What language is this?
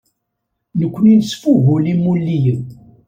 Kabyle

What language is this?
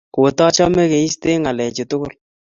Kalenjin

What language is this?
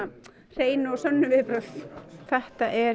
Icelandic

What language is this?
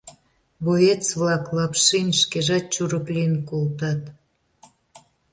Mari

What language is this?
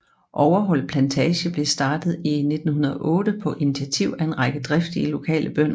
Danish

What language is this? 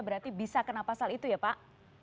Indonesian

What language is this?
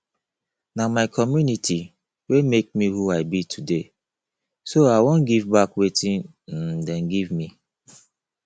Nigerian Pidgin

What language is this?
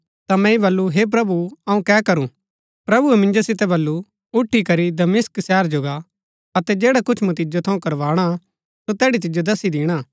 Gaddi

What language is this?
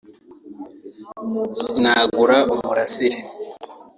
Kinyarwanda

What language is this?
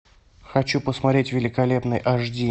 Russian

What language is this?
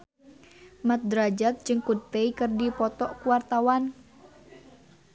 Sundanese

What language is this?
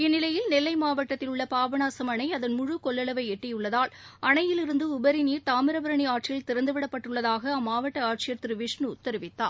Tamil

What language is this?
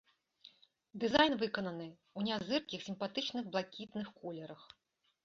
Belarusian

